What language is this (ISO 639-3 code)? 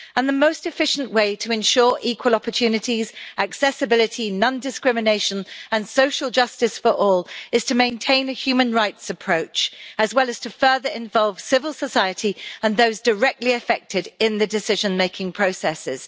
eng